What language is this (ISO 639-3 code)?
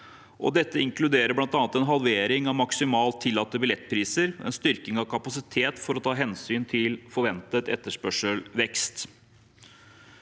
nor